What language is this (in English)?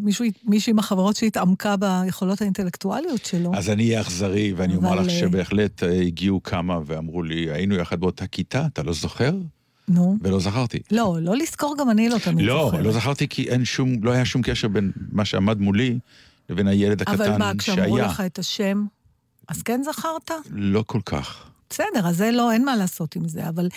Hebrew